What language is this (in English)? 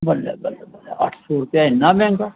Dogri